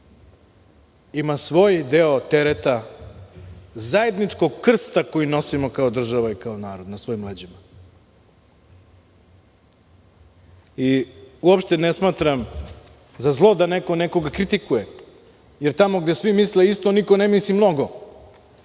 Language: Serbian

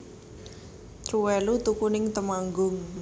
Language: Javanese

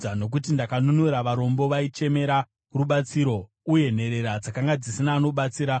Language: Shona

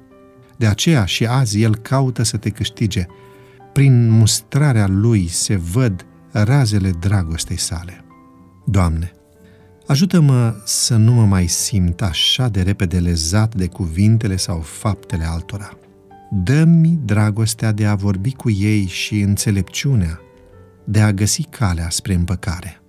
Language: Romanian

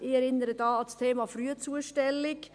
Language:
Swiss German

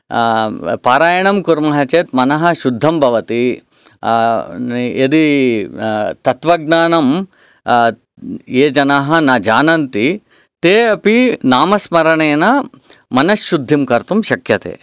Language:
Sanskrit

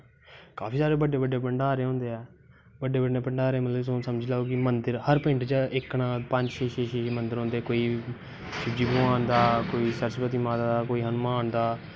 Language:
Dogri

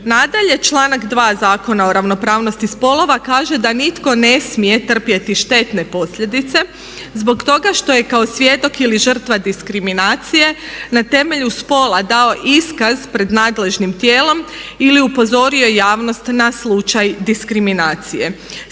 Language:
Croatian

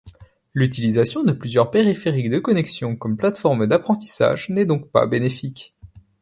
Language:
French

